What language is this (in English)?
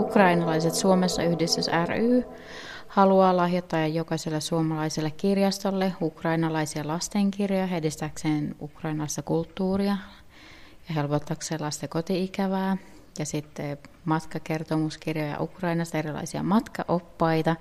Finnish